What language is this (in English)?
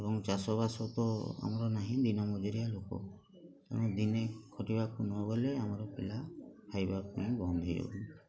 Odia